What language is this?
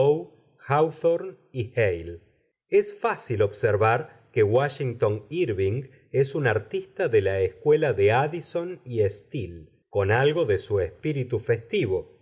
Spanish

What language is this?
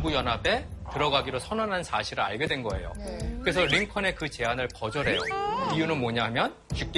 Korean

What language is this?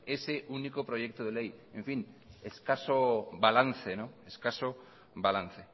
Spanish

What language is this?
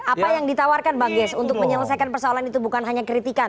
Indonesian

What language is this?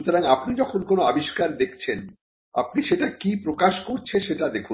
Bangla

